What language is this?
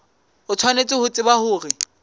Southern Sotho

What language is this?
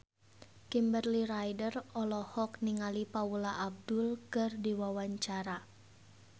Sundanese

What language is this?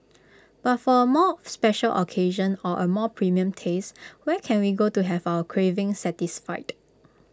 English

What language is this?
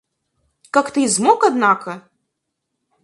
Russian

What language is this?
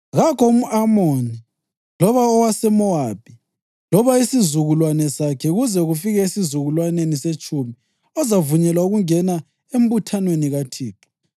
North Ndebele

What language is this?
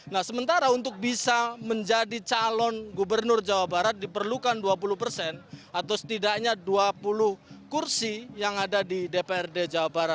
Indonesian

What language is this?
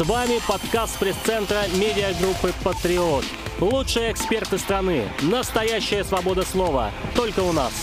Russian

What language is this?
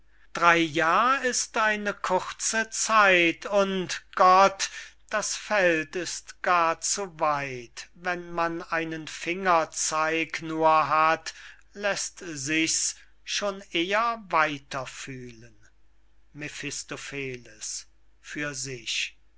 German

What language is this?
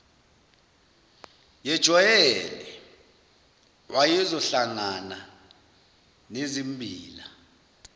Zulu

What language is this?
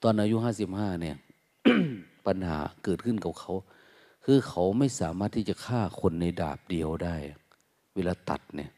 Thai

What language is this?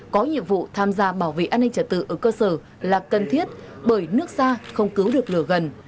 Vietnamese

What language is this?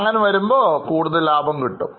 Malayalam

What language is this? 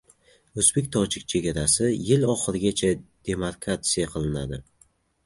Uzbek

